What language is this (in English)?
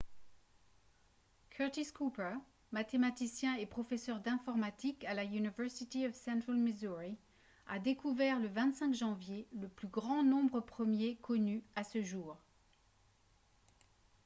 French